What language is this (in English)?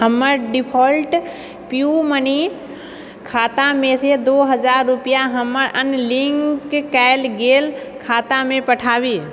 Maithili